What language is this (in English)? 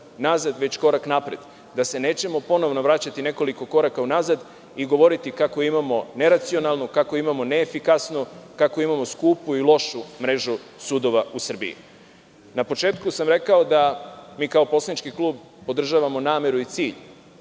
Serbian